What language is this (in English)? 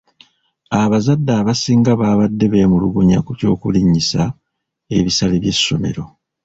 Ganda